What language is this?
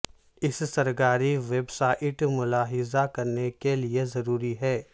Urdu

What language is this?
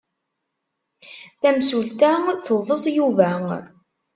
Kabyle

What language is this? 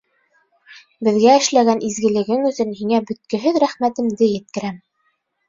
Bashkir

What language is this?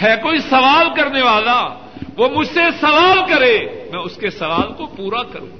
Urdu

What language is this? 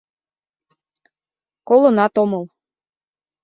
Mari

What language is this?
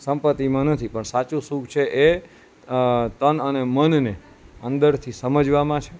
Gujarati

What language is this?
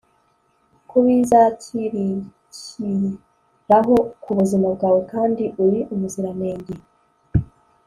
Kinyarwanda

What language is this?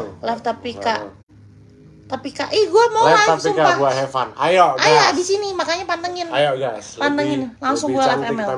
Indonesian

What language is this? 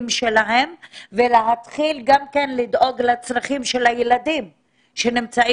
Hebrew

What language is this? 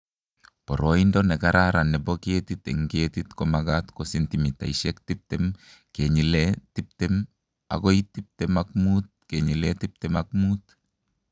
Kalenjin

